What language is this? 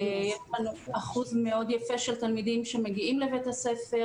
Hebrew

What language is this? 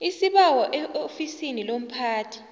South Ndebele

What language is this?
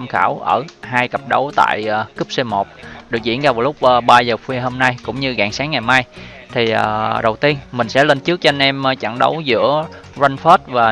Vietnamese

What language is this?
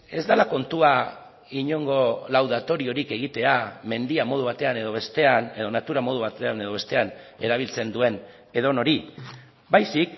Basque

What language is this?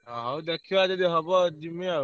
Odia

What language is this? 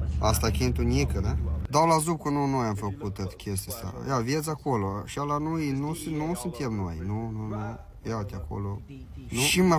Romanian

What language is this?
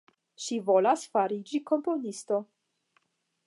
Esperanto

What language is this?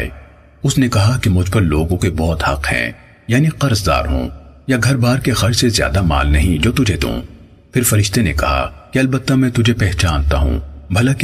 Urdu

